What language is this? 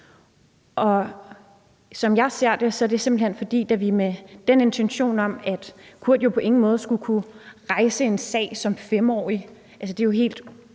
Danish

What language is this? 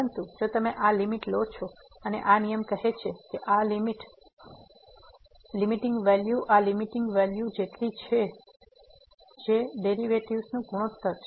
Gujarati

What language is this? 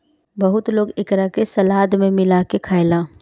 Bhojpuri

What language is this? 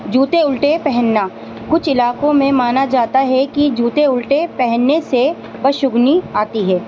Urdu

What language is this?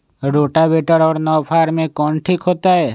Magahi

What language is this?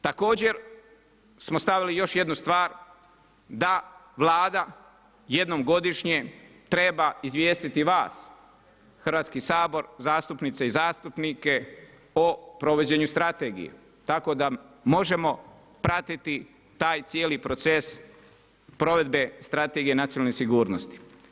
Croatian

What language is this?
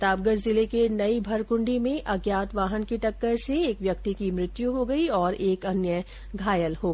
Hindi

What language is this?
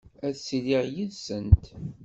Kabyle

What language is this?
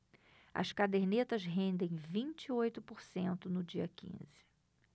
Portuguese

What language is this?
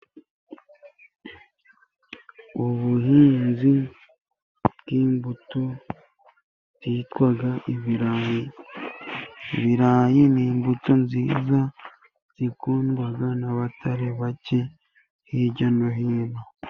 Kinyarwanda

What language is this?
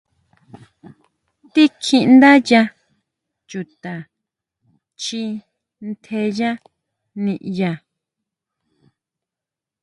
Huautla Mazatec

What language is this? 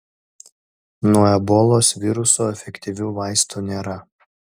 Lithuanian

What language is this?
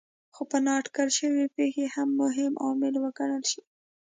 Pashto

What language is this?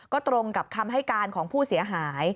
Thai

